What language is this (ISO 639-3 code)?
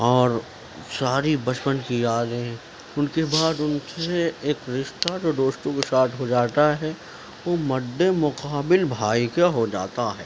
urd